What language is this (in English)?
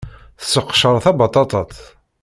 Kabyle